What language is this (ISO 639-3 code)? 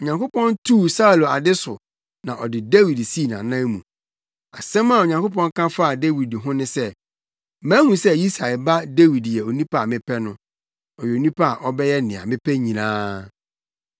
aka